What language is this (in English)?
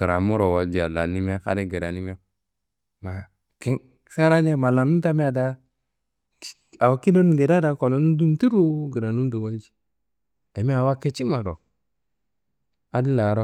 Kanembu